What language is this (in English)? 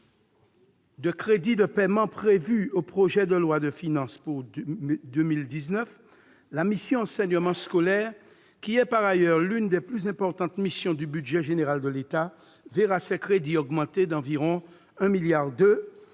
French